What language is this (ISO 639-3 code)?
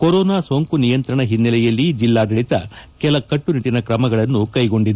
kan